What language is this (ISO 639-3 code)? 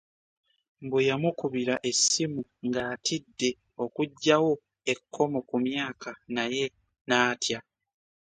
lug